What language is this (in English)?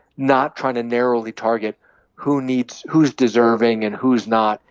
English